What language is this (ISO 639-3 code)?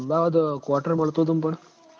guj